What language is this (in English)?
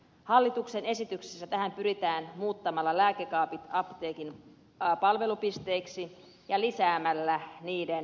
Finnish